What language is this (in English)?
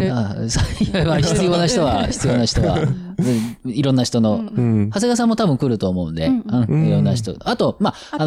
Japanese